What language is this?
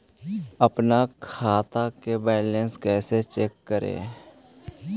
Magahi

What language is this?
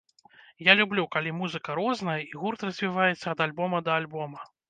Belarusian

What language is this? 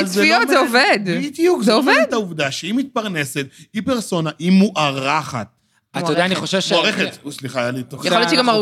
Hebrew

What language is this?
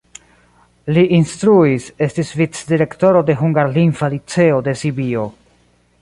Esperanto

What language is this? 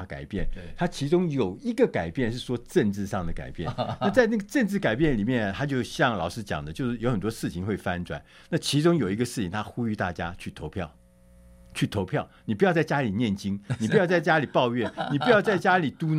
Chinese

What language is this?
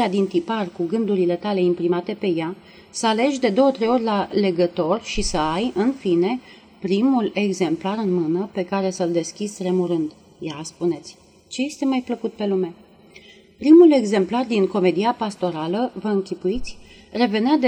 Romanian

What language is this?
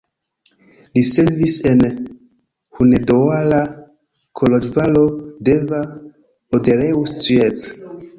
Esperanto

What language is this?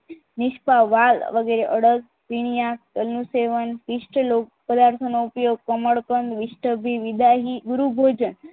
Gujarati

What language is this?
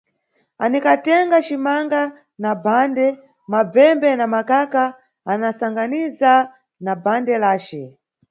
Nyungwe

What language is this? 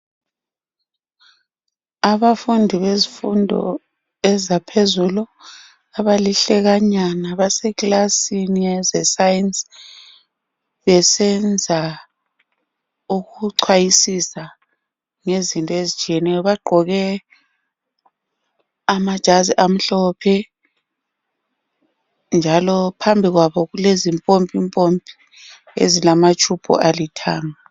North Ndebele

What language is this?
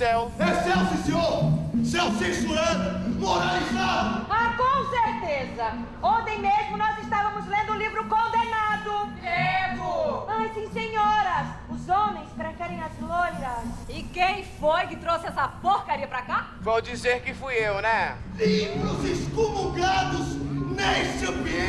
Portuguese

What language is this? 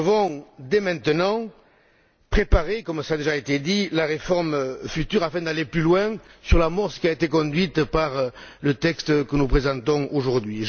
French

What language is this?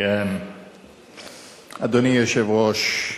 Hebrew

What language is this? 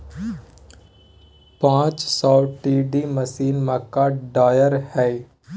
Magahi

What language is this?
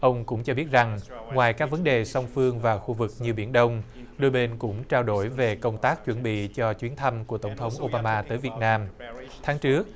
Vietnamese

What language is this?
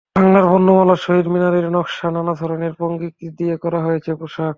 Bangla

